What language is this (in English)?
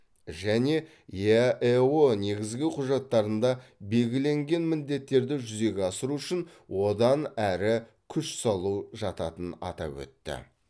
Kazakh